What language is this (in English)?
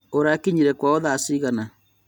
Kikuyu